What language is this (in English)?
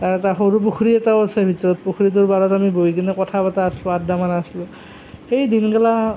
Assamese